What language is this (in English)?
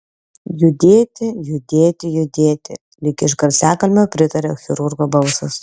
Lithuanian